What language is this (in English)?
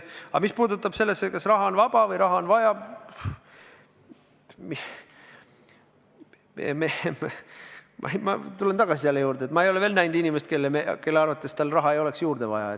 Estonian